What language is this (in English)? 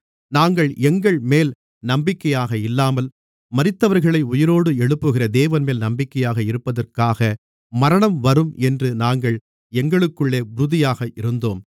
Tamil